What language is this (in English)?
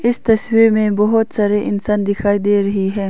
Hindi